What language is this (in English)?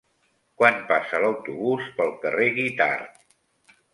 Catalan